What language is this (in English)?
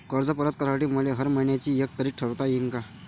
Marathi